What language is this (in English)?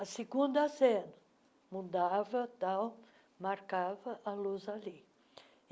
Portuguese